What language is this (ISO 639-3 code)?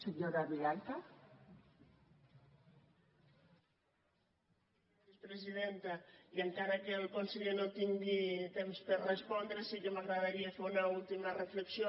cat